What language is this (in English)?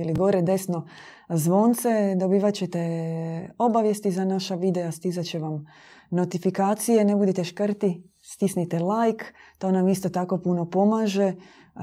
Croatian